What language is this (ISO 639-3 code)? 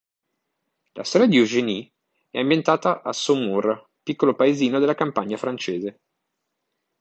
ita